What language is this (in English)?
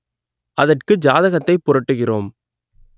Tamil